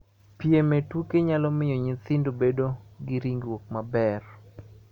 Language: Luo (Kenya and Tanzania)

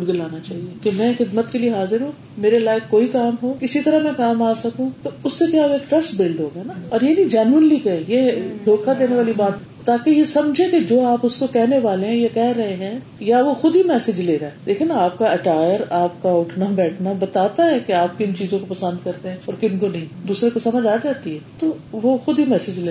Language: Urdu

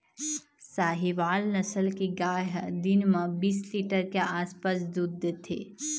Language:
Chhattisgarhi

